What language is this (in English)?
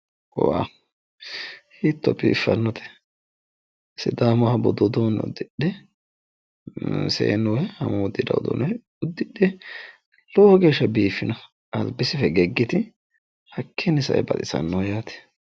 Sidamo